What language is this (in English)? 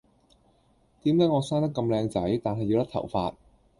Cantonese